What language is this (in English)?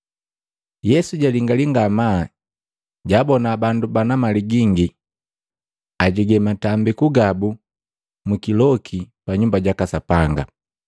Matengo